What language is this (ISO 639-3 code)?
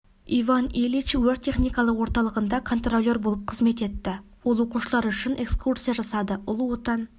kaz